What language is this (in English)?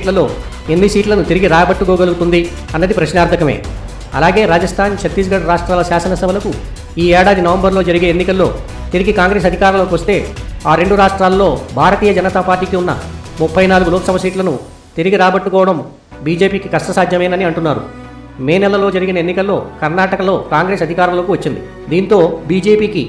Telugu